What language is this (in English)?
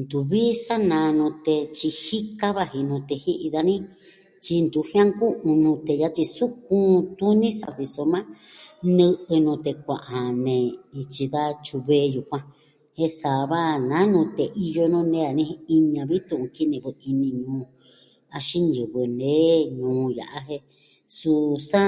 Southwestern Tlaxiaco Mixtec